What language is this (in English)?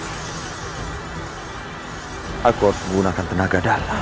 Indonesian